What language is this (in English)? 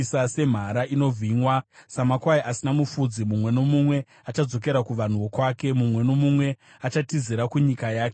Shona